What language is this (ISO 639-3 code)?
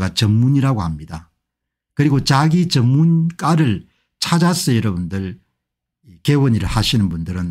kor